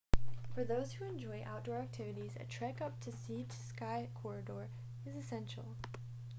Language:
English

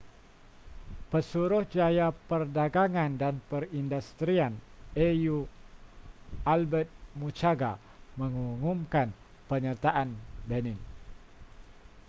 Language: Malay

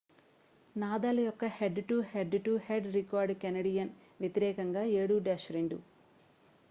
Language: Telugu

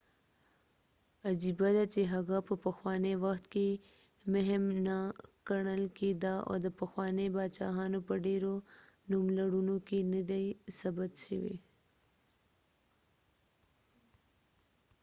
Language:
Pashto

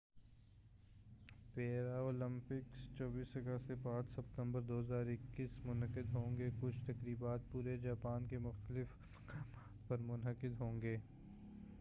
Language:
Urdu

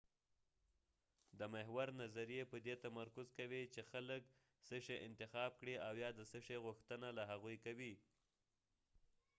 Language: Pashto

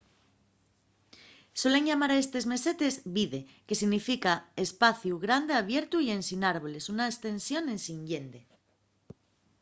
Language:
Asturian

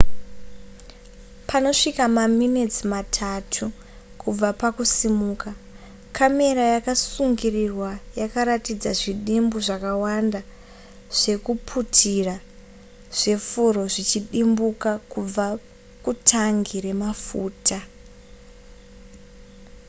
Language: Shona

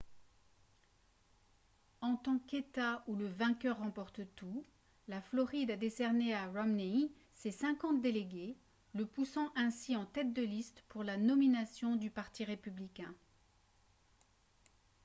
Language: French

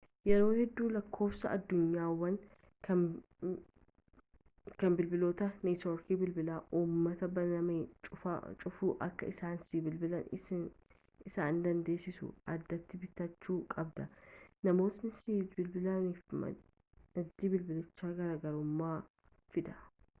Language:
Oromo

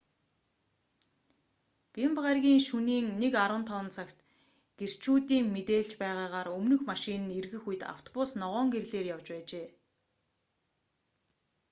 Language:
Mongolian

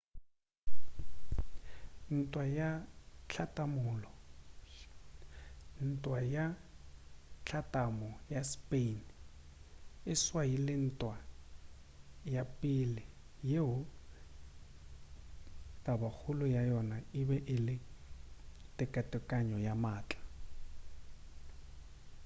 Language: Northern Sotho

